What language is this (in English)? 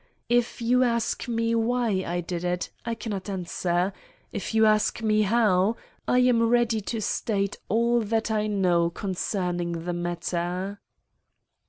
English